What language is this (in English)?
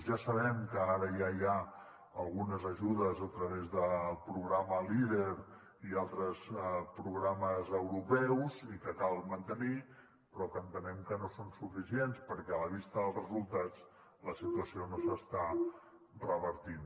Catalan